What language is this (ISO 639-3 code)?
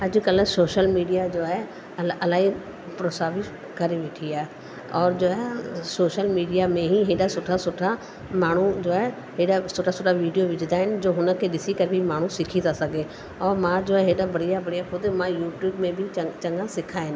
snd